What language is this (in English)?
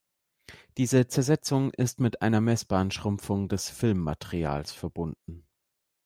German